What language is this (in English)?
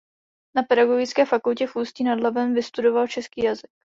Czech